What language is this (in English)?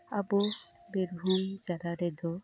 Santali